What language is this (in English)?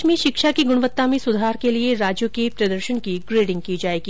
Hindi